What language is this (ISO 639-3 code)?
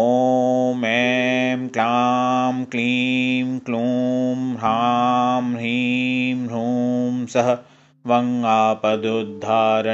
hin